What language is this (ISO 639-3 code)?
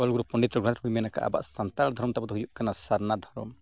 sat